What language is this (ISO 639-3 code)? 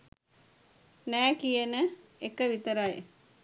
sin